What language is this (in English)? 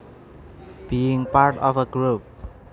Javanese